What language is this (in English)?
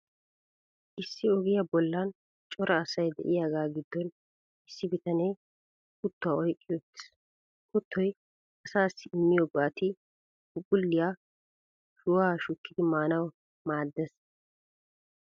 Wolaytta